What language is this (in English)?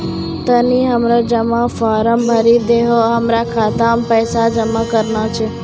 Maithili